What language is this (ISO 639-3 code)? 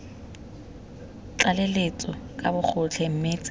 tsn